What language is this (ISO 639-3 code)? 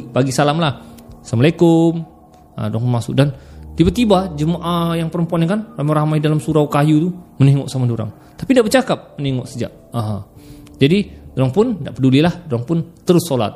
msa